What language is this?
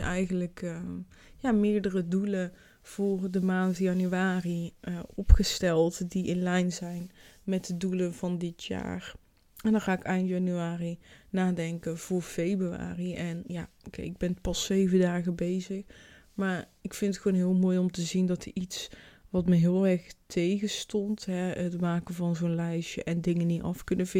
Dutch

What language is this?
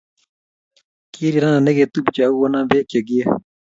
Kalenjin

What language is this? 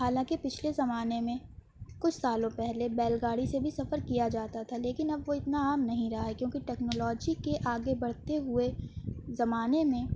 Urdu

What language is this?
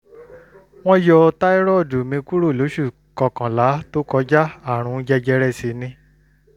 Yoruba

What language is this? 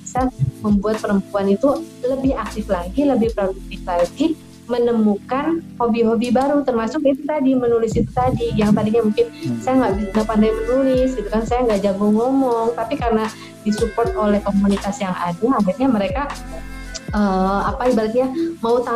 Indonesian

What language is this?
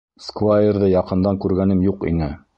Bashkir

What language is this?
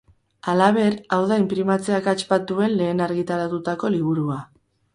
Basque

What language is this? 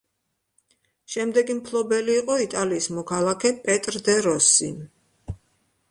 Georgian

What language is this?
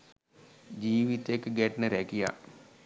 Sinhala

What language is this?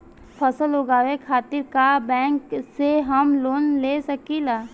Bhojpuri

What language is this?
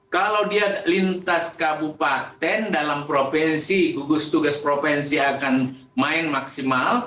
Indonesian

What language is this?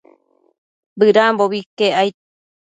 Matsés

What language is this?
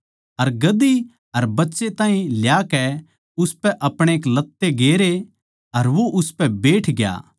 Haryanvi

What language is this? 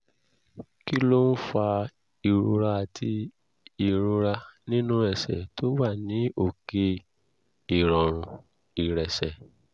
Yoruba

